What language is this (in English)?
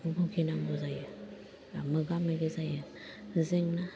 Bodo